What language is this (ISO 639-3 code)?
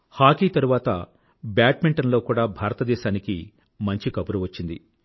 tel